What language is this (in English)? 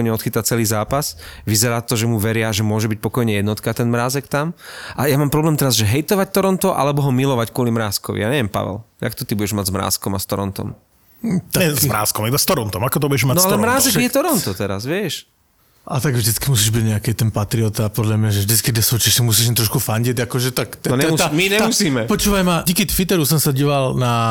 Slovak